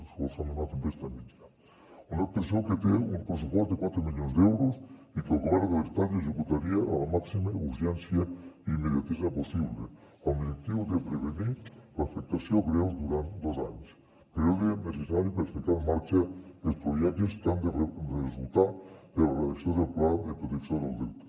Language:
Catalan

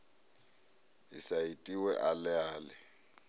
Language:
Venda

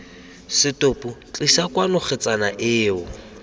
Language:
Tswana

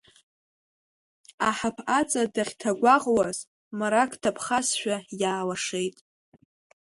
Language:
Abkhazian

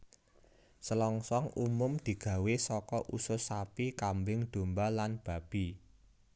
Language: Javanese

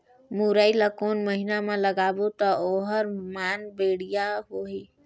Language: Chhattisgarhi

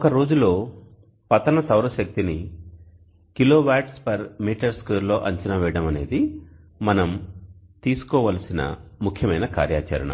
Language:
Telugu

